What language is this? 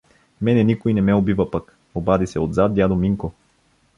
Bulgarian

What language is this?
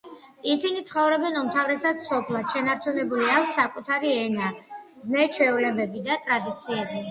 Georgian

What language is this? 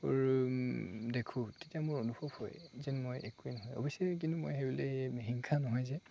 Assamese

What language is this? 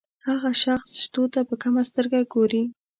Pashto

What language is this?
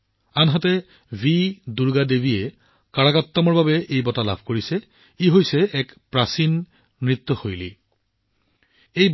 Assamese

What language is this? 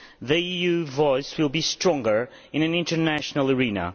English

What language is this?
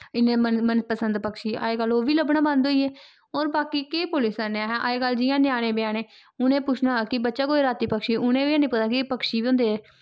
Dogri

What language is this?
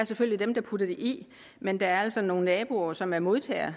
Danish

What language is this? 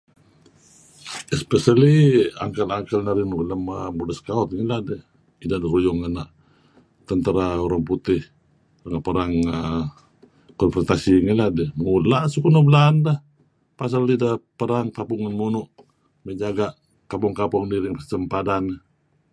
Kelabit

